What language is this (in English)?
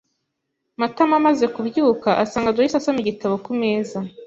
Kinyarwanda